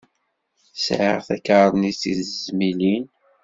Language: Kabyle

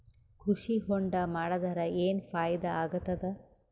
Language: Kannada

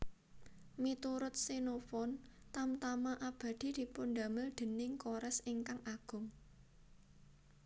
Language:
Javanese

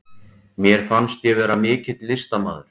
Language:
Icelandic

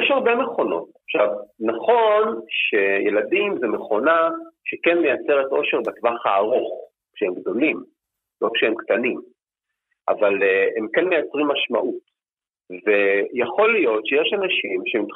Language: Hebrew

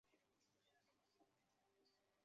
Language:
Chinese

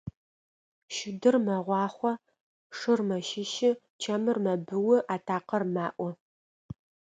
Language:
Adyghe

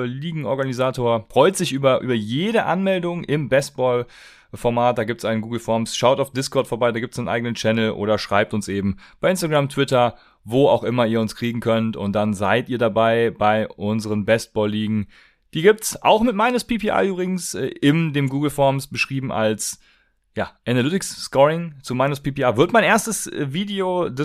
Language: German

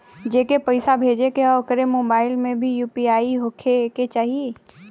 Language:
Bhojpuri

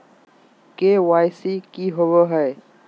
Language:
Magahi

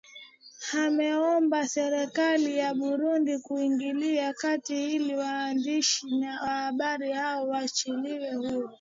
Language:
Swahili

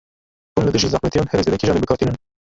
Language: Kurdish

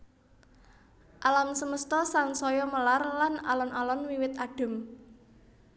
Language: Javanese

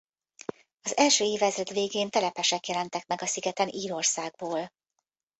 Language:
Hungarian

